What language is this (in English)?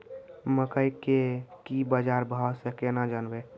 Maithili